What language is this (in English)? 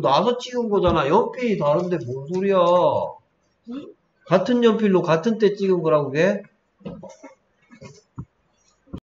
Korean